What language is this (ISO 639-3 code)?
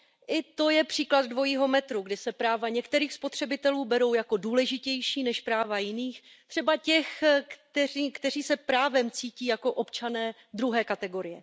ces